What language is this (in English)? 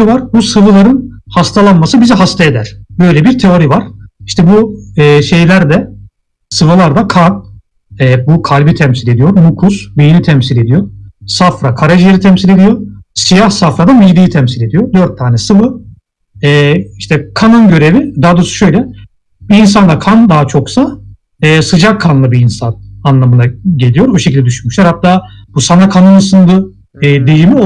Turkish